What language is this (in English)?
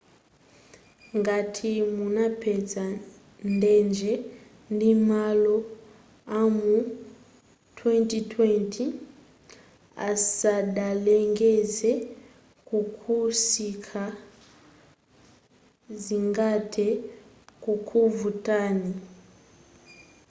Nyanja